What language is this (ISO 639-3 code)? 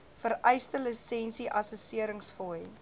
afr